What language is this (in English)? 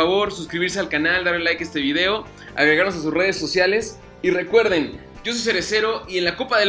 Spanish